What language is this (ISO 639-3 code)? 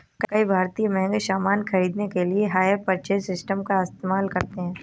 hin